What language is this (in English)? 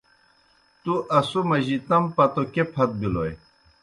Kohistani Shina